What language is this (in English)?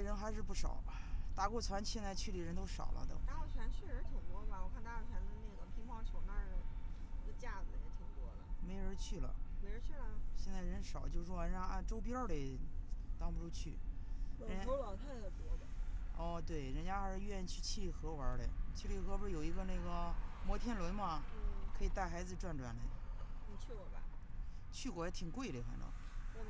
Chinese